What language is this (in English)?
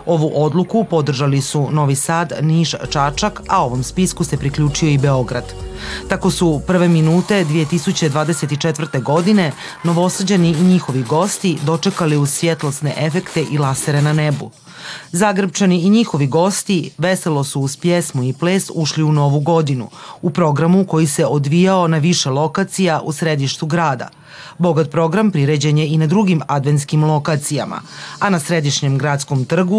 Croatian